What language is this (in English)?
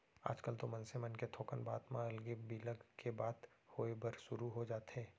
Chhattisgarhi